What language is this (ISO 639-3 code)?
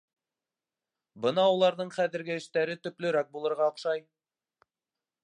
bak